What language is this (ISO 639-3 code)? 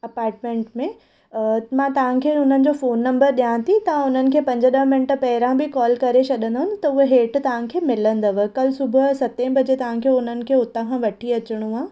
snd